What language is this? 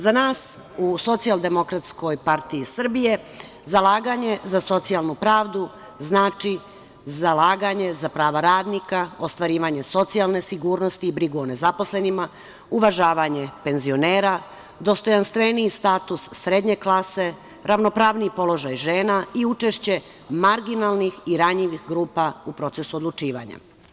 Serbian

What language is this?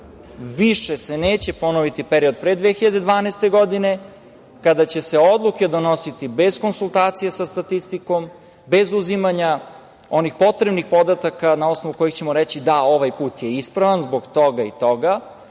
Serbian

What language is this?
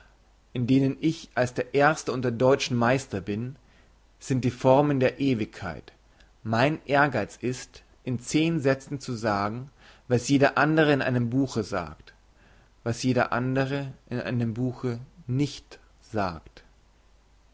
German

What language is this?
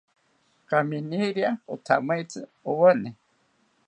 South Ucayali Ashéninka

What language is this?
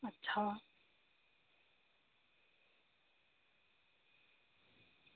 Dogri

